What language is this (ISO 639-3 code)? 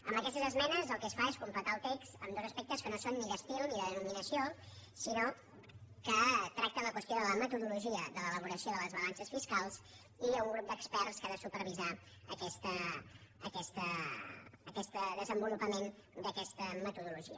cat